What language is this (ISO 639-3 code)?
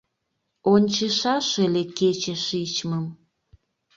chm